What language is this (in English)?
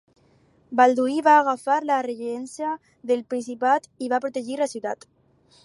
Catalan